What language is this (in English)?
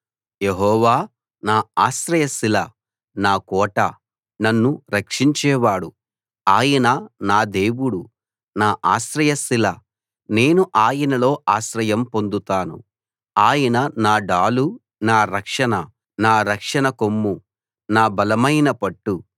Telugu